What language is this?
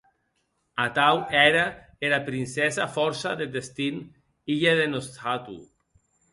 Occitan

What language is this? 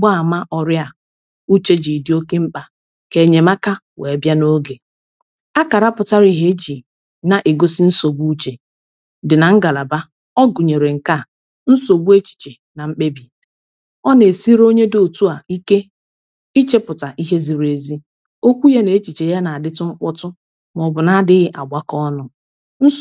Igbo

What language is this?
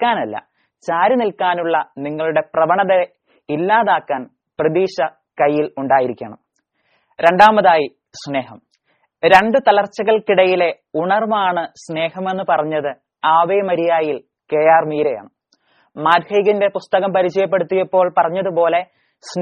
Malayalam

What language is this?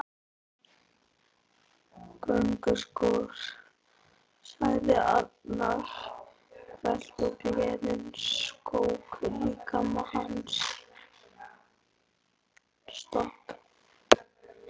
Icelandic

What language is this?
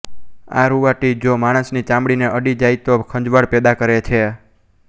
Gujarati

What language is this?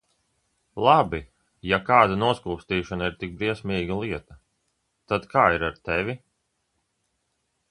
Latvian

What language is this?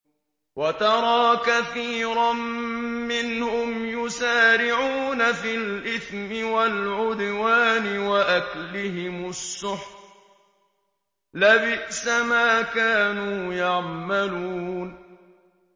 Arabic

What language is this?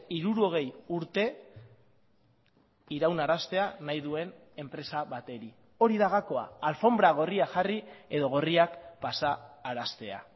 Basque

